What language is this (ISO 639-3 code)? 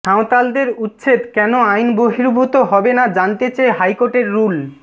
ben